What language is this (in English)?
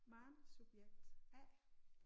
Danish